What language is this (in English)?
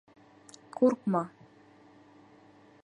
Bashkir